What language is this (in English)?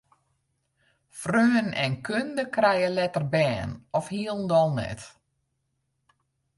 Western Frisian